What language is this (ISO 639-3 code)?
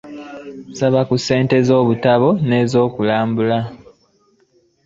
lug